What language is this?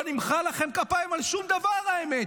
Hebrew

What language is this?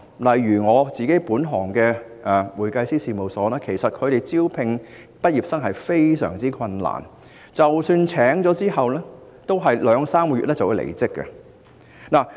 Cantonese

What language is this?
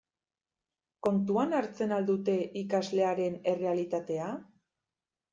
Basque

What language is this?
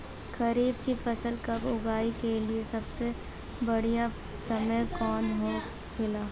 Bhojpuri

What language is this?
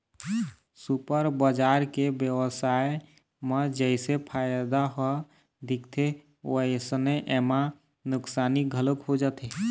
Chhattisgarhi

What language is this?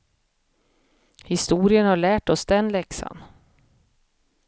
Swedish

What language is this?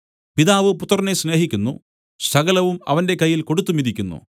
Malayalam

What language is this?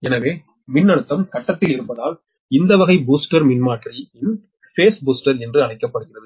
Tamil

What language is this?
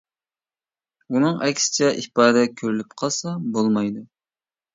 Uyghur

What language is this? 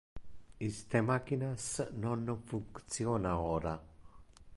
Interlingua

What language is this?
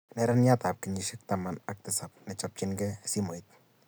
Kalenjin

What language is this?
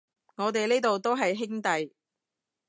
Cantonese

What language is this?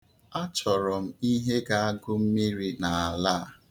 Igbo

